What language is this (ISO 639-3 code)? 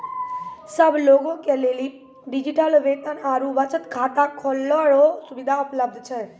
mai